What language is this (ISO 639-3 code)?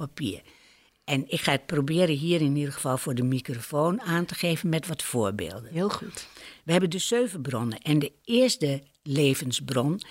nld